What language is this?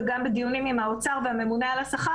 Hebrew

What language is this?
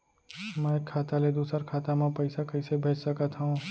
Chhattisgarhi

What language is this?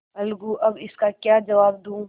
Hindi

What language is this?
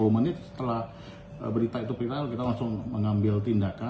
Indonesian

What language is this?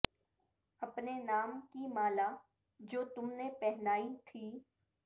Urdu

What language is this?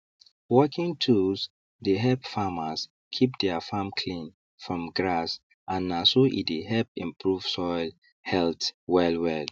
Nigerian Pidgin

